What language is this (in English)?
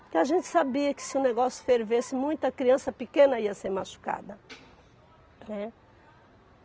Portuguese